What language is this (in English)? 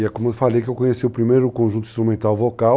Portuguese